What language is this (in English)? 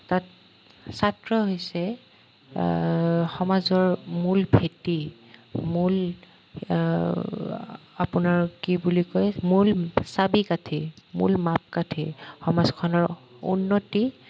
Assamese